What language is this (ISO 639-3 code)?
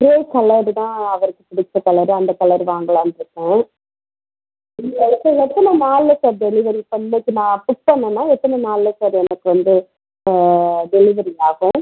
tam